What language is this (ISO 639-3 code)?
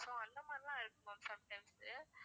tam